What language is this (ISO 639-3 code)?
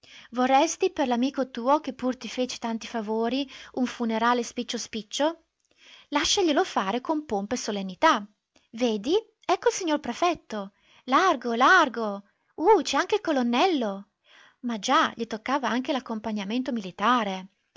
ita